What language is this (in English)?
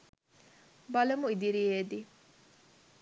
Sinhala